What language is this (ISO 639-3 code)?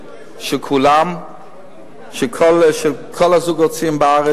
heb